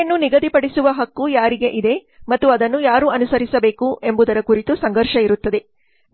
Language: Kannada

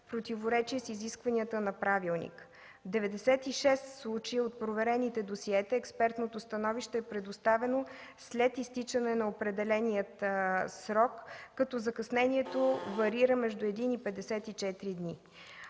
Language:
Bulgarian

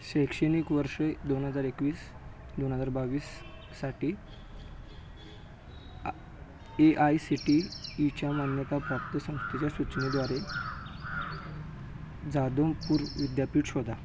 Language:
Marathi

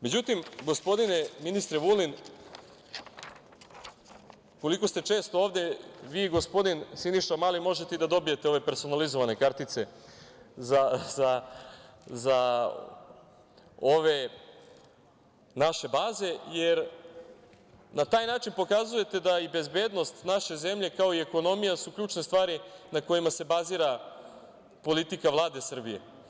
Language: Serbian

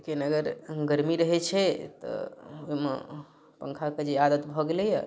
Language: Maithili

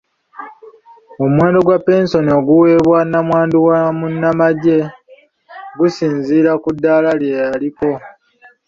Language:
Ganda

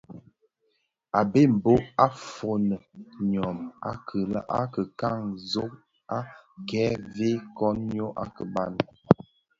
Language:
Bafia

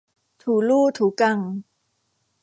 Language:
Thai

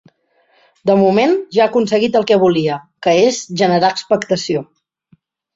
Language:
Catalan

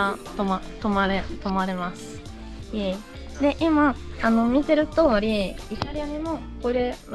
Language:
Japanese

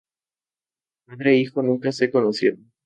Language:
Spanish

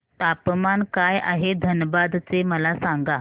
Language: Marathi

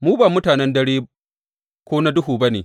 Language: Hausa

